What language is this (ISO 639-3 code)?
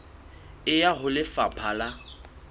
sot